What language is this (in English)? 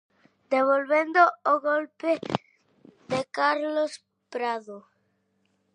Galician